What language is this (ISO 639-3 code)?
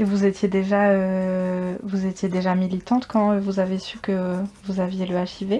fra